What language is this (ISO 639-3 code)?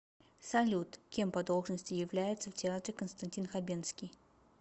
rus